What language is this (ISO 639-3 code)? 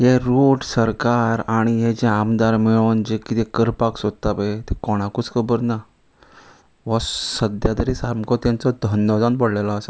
kok